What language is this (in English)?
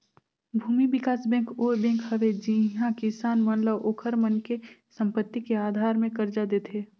Chhattisgarhi